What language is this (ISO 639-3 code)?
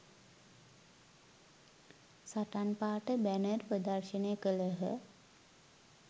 sin